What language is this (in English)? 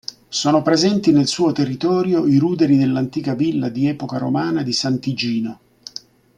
Italian